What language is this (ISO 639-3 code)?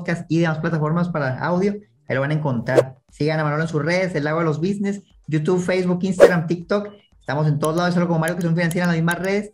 spa